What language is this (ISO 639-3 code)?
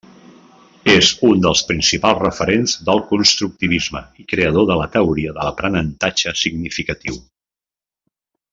cat